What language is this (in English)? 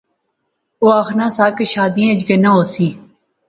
Pahari-Potwari